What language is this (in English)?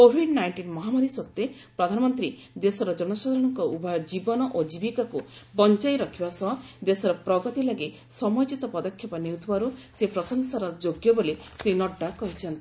Odia